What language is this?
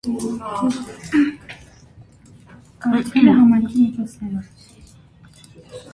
Armenian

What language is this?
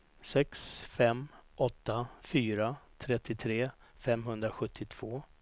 Swedish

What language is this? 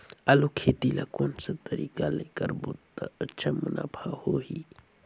Chhattisgarhi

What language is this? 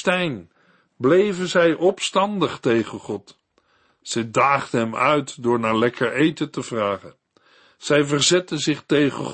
Dutch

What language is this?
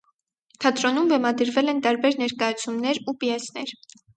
Armenian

